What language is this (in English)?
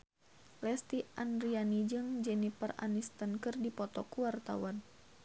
Sundanese